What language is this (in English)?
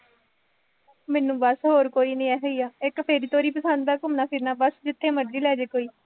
Punjabi